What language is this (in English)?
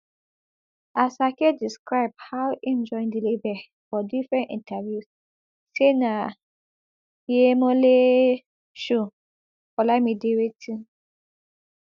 Nigerian Pidgin